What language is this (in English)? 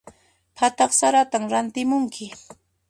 Puno Quechua